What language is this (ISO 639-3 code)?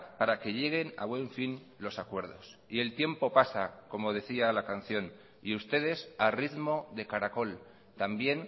spa